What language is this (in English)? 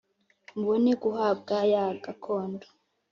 Kinyarwanda